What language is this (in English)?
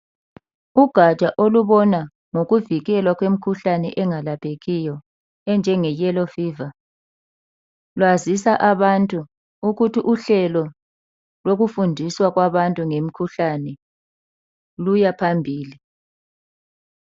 North Ndebele